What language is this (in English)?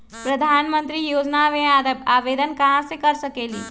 Magahi